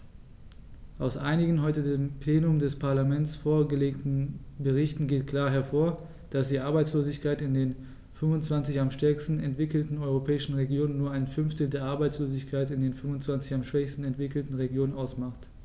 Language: German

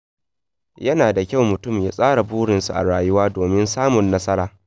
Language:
Hausa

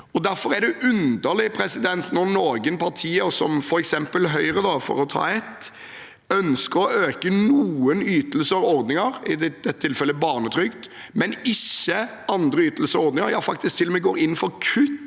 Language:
Norwegian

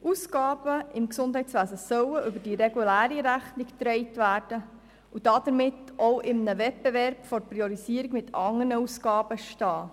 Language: Swiss German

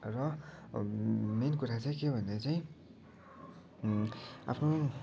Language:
Nepali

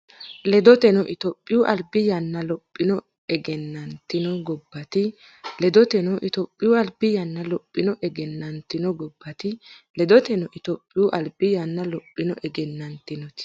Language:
Sidamo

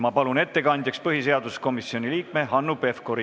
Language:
Estonian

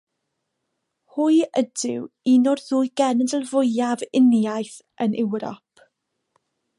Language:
Welsh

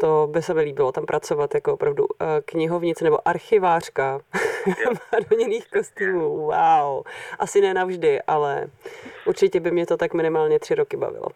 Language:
Czech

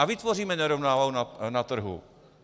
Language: Czech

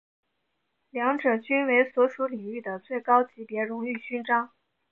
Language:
Chinese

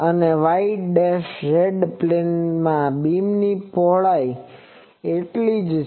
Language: Gujarati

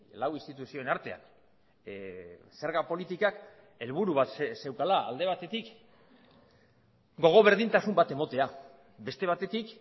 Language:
Basque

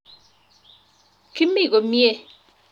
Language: Kalenjin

